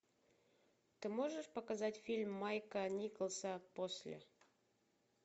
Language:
Russian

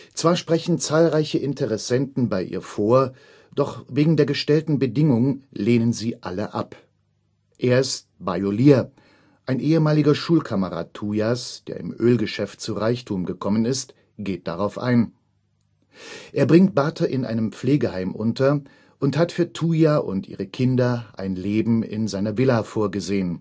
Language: German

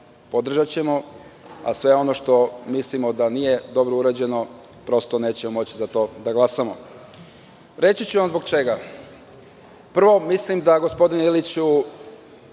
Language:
Serbian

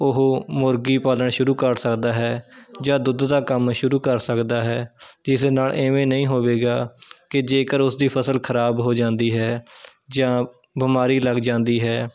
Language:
Punjabi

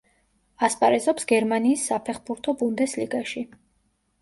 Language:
Georgian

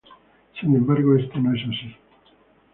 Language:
Spanish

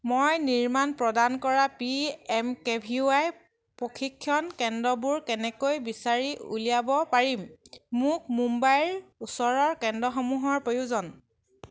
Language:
Assamese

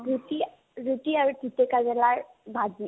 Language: Assamese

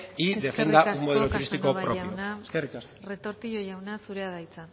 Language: Basque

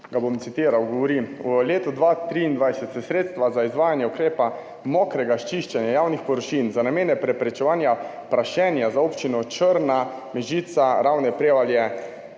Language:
Slovenian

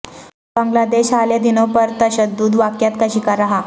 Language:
Urdu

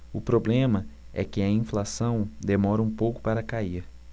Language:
Portuguese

